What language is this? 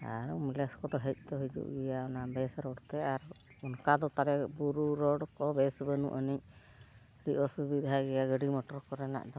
Santali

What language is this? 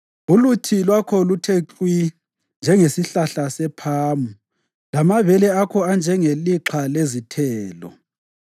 North Ndebele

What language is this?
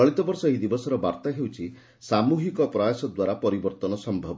Odia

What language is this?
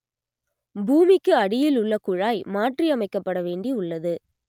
Tamil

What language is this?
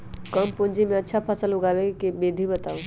Magahi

